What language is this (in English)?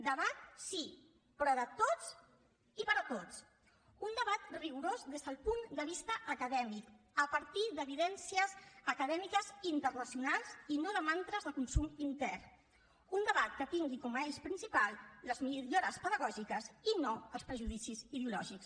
Catalan